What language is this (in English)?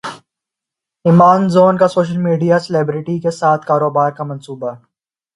Urdu